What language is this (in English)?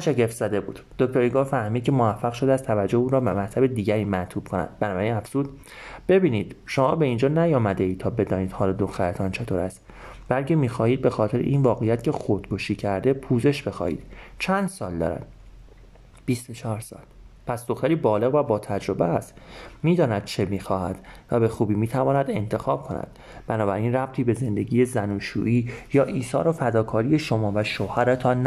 Persian